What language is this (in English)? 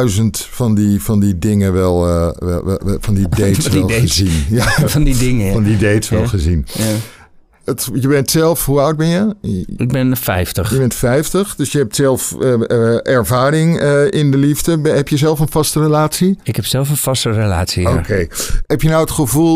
Dutch